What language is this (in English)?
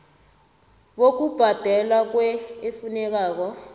South Ndebele